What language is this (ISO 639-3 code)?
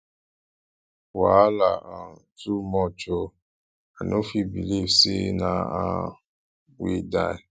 pcm